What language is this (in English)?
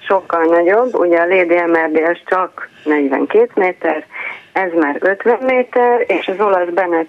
Hungarian